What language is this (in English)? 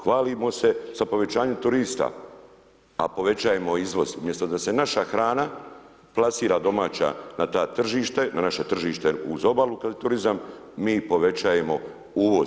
Croatian